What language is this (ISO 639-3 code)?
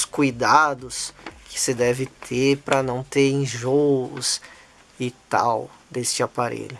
por